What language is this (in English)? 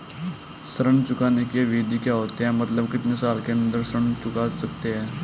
Hindi